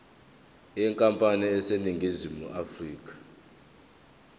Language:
Zulu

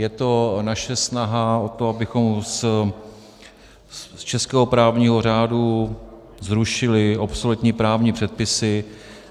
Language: Czech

